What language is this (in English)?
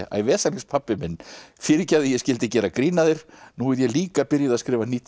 Icelandic